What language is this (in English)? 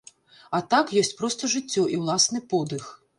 Belarusian